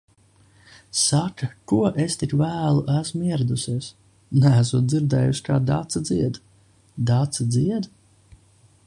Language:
Latvian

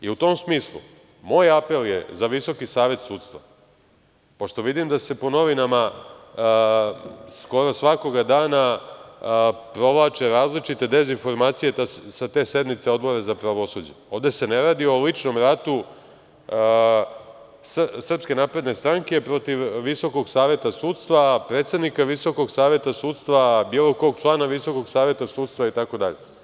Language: Serbian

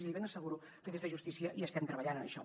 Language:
Catalan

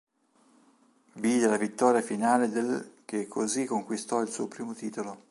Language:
Italian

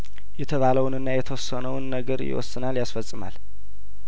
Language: Amharic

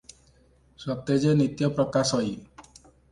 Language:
Odia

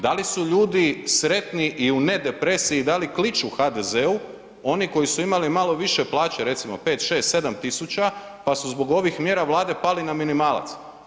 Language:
Croatian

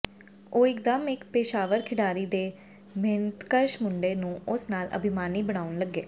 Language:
Punjabi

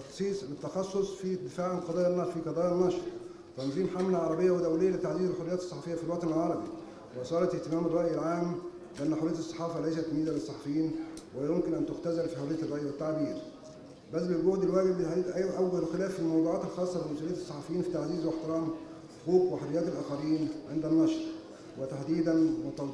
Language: Arabic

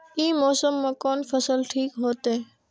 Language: Maithili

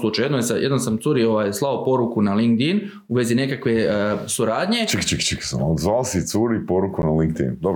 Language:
Croatian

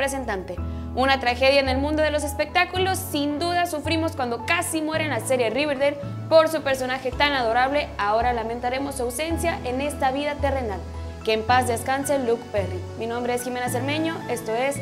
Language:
Spanish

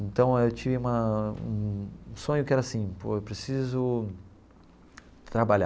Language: Portuguese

